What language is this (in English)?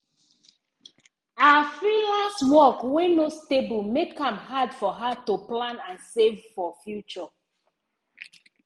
Nigerian Pidgin